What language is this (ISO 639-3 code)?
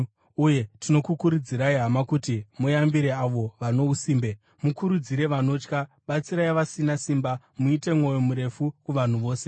sna